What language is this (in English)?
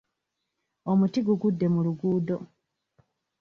Ganda